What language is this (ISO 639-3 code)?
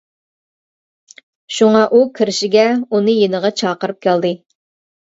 uig